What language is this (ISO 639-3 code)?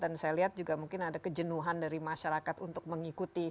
ind